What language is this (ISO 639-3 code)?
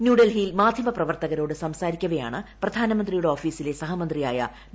mal